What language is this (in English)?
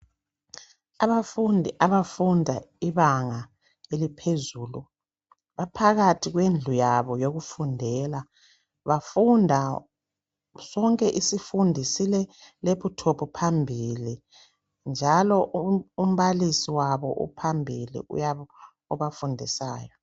North Ndebele